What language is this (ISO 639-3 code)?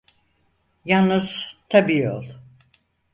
tur